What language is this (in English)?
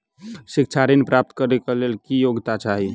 Maithili